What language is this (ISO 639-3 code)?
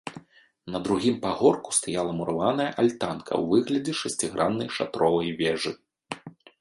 bel